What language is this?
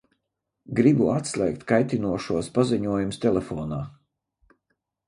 Latvian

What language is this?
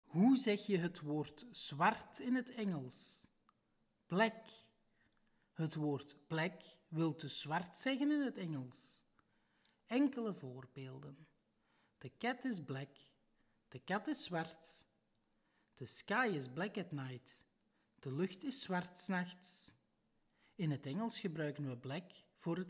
Dutch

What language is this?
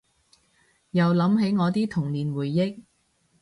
Cantonese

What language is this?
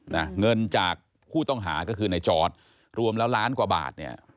Thai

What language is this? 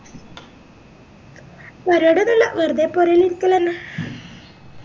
Malayalam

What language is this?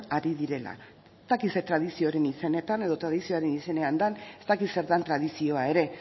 Basque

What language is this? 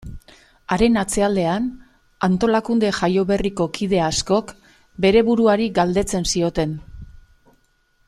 Basque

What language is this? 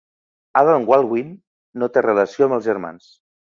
Catalan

